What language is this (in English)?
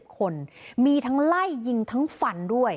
Thai